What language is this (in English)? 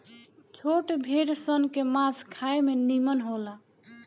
Bhojpuri